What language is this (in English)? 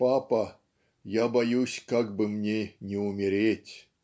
Russian